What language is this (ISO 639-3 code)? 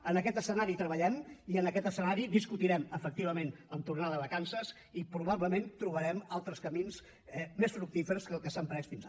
cat